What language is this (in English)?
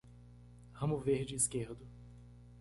Portuguese